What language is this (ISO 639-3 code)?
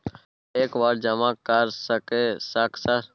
mai